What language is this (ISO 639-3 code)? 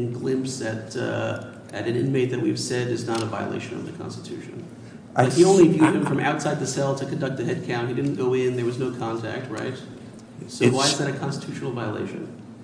eng